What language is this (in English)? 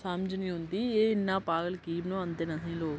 Dogri